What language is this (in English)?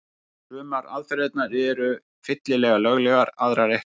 Icelandic